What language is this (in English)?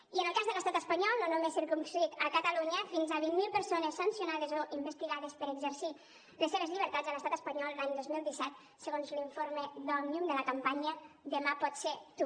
Catalan